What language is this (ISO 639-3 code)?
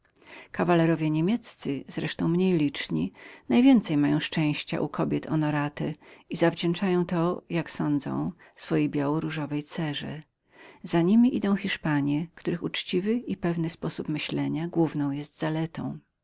pol